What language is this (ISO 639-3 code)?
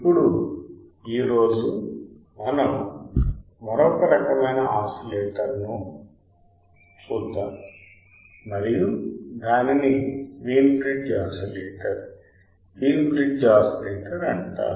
tel